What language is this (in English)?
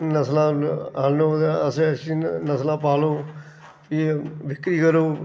Dogri